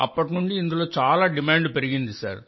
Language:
Telugu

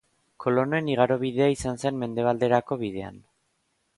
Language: Basque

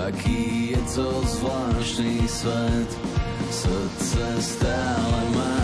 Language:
Slovak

